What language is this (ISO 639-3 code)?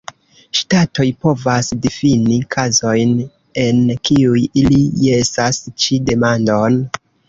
epo